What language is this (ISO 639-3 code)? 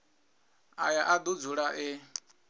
ven